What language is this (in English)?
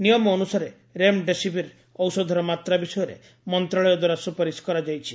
Odia